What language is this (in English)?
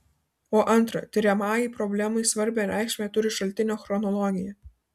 Lithuanian